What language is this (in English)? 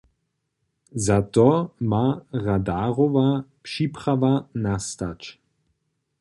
Upper Sorbian